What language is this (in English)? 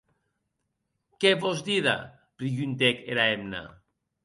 Occitan